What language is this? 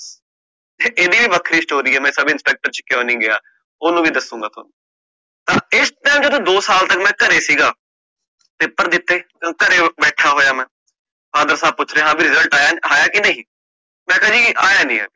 Punjabi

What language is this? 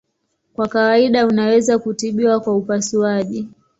Swahili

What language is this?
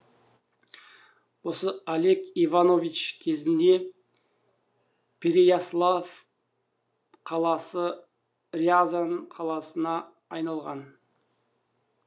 Kazakh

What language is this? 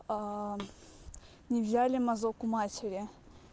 Russian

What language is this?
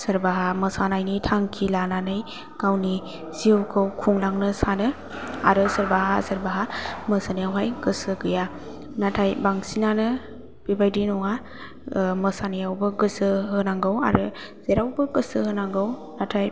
Bodo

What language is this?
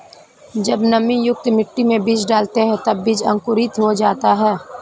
Hindi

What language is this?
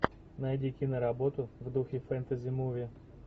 Russian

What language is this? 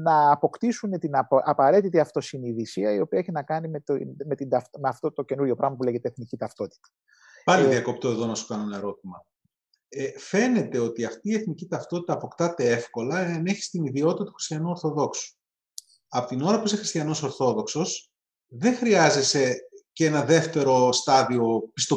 Greek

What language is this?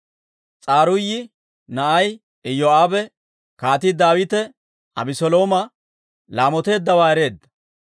Dawro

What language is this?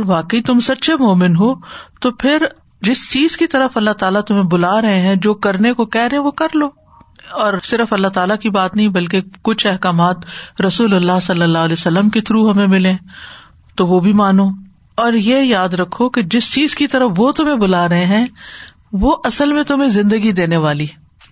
Urdu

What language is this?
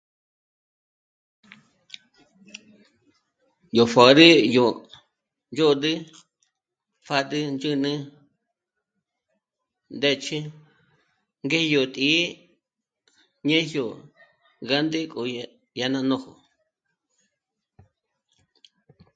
Michoacán Mazahua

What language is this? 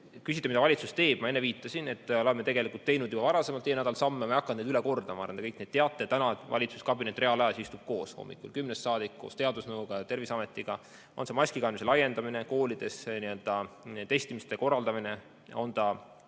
Estonian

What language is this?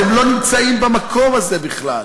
Hebrew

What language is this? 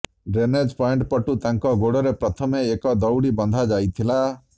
Odia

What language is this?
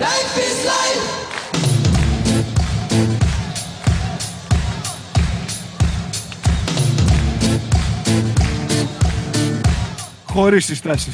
Greek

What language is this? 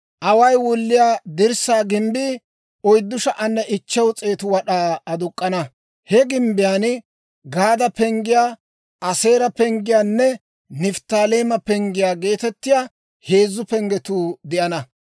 Dawro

